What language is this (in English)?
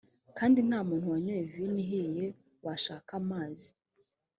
Kinyarwanda